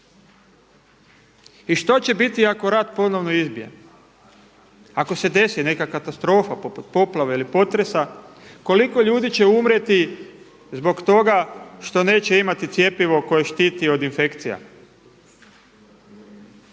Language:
Croatian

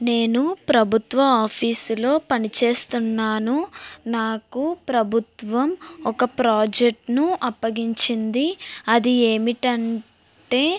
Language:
Telugu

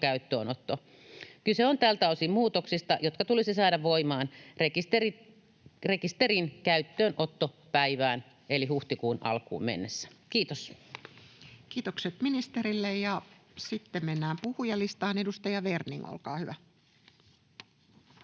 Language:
Finnish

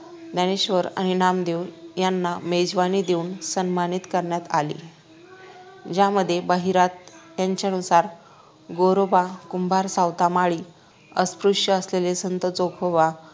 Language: Marathi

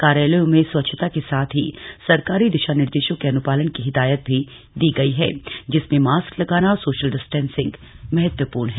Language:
Hindi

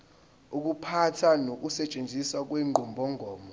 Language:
Zulu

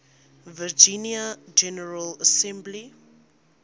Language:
English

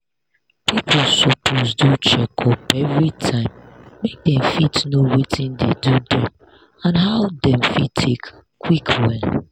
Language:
Nigerian Pidgin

